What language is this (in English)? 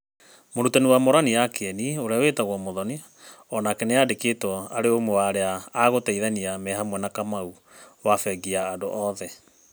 Kikuyu